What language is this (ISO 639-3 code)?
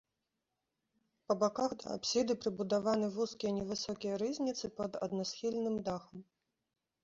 bel